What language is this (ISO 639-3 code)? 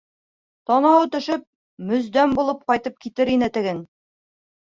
bak